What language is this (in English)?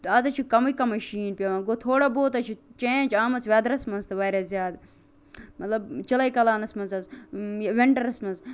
Kashmiri